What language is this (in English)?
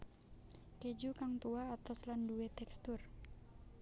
Javanese